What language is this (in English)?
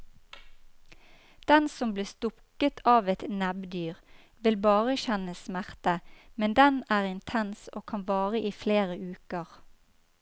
Norwegian